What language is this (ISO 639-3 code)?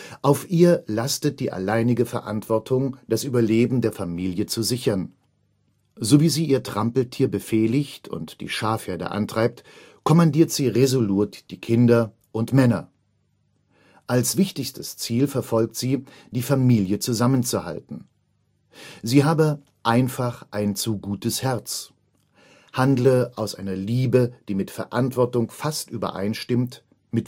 deu